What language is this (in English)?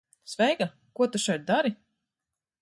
Latvian